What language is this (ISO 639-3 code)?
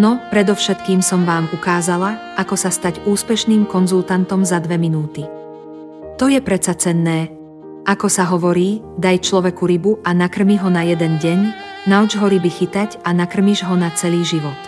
slk